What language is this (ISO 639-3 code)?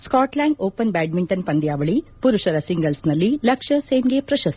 kan